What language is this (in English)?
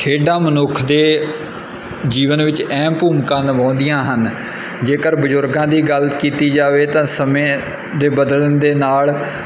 Punjabi